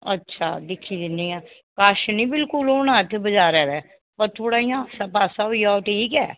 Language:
Dogri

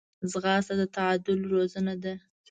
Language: Pashto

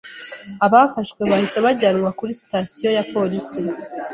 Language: Kinyarwanda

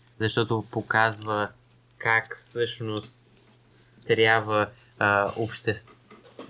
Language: Bulgarian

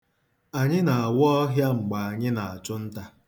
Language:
Igbo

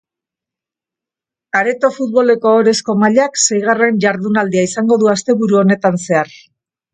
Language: Basque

